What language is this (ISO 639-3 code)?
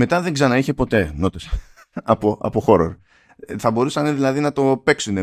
ell